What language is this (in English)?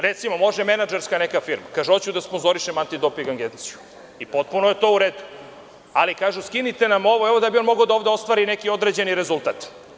Serbian